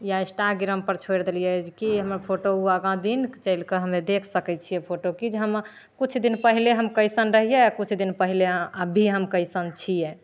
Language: Maithili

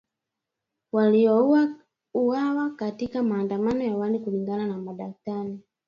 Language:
Swahili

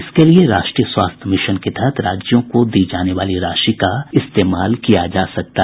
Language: Hindi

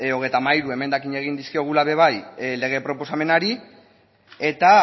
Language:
Basque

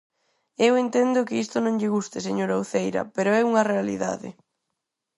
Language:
Galician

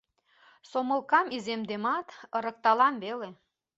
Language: Mari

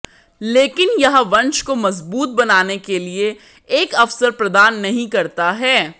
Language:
Hindi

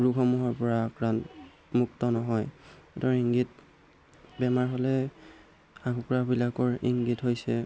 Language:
Assamese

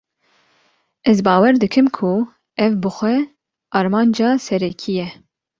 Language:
Kurdish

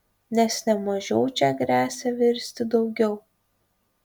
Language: Lithuanian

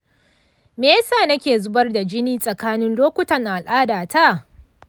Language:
Hausa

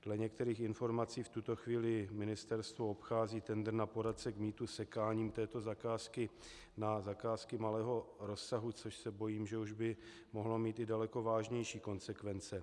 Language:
Czech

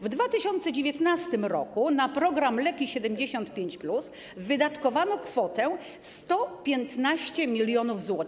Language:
Polish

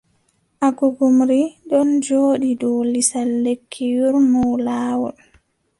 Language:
Adamawa Fulfulde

